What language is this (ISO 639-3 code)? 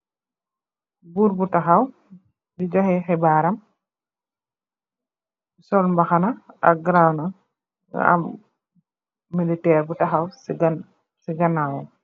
wol